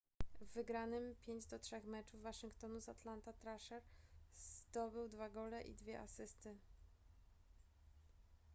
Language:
Polish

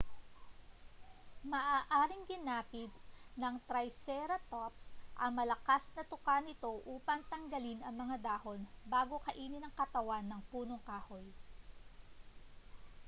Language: Filipino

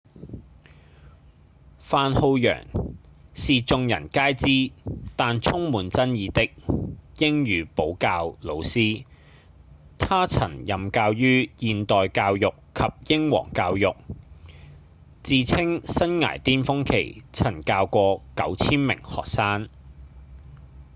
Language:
Cantonese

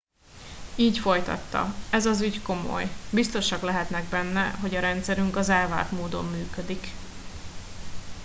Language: Hungarian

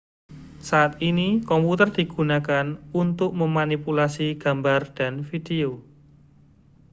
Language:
Indonesian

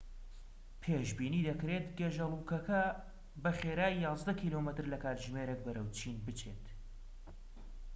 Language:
Central Kurdish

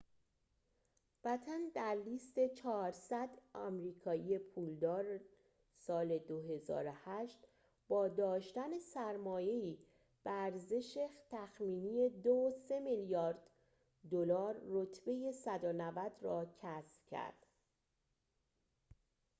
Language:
Persian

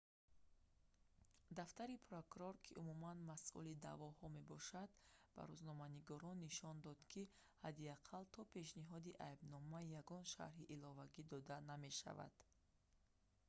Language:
Tajik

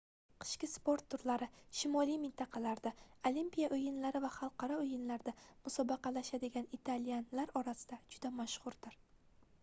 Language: Uzbek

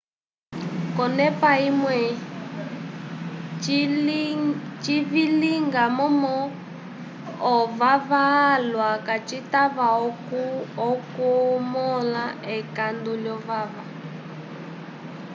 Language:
Umbundu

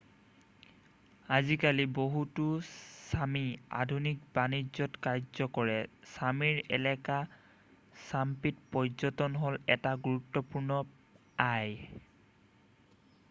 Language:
Assamese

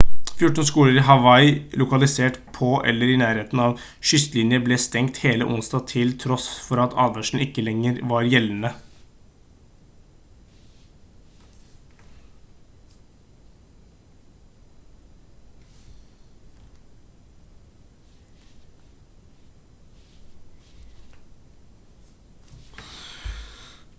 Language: Norwegian Bokmål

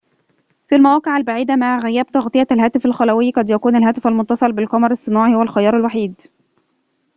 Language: Arabic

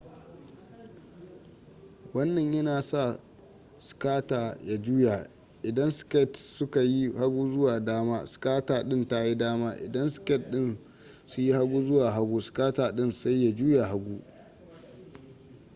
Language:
Hausa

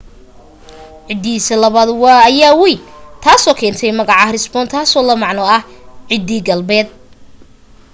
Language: Somali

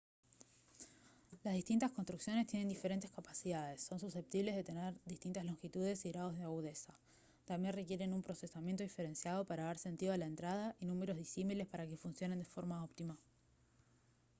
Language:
Spanish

